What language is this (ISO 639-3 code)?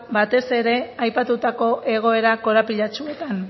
eus